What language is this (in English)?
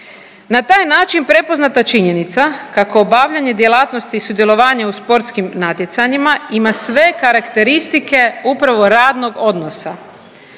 Croatian